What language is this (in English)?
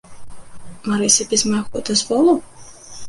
Belarusian